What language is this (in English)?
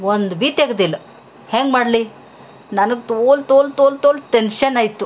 Kannada